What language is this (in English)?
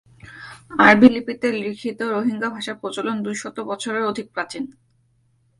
Bangla